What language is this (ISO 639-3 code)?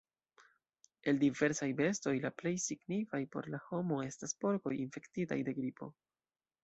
epo